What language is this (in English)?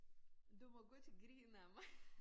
Danish